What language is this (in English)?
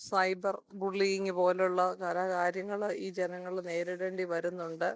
Malayalam